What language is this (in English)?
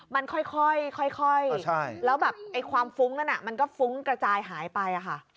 Thai